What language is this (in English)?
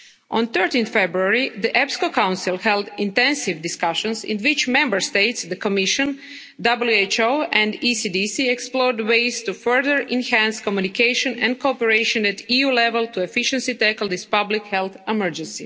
English